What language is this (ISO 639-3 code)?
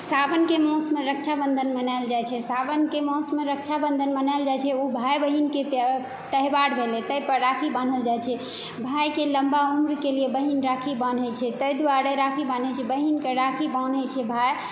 mai